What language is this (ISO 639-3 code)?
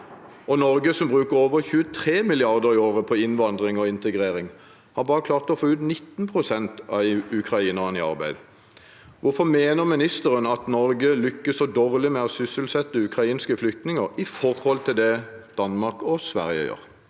nor